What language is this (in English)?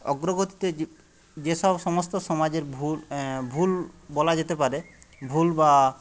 Bangla